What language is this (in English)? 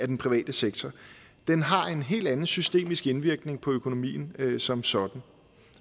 Danish